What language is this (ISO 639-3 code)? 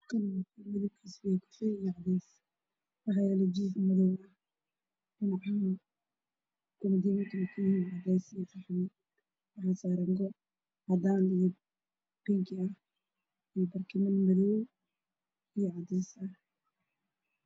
som